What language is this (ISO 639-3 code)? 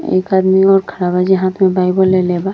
bho